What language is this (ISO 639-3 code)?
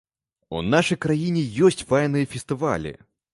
bel